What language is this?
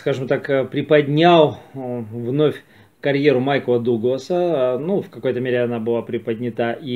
Russian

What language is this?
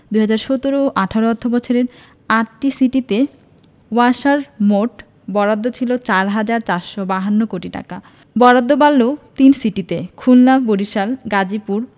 Bangla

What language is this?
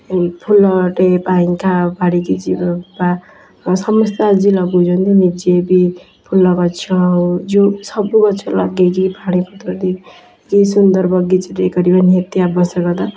Odia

